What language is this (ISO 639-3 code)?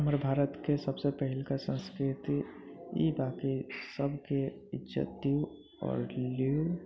mai